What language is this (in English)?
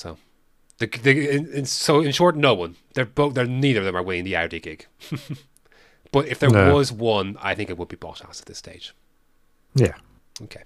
English